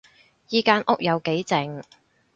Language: Cantonese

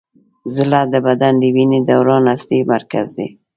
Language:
Pashto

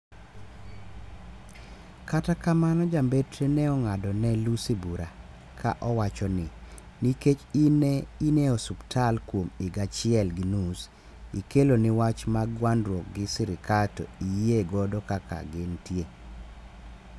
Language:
Luo (Kenya and Tanzania)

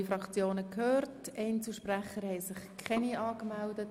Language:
Swiss German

